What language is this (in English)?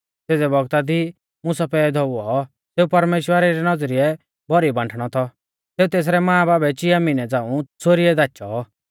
Mahasu Pahari